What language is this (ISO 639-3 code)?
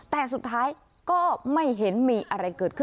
tha